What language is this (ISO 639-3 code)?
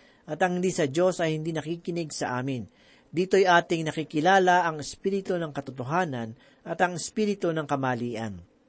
fil